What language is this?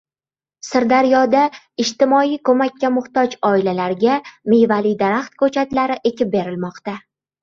Uzbek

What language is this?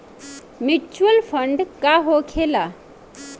Bhojpuri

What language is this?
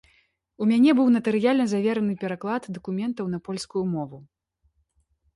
Belarusian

